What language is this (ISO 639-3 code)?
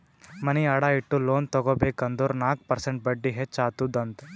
kan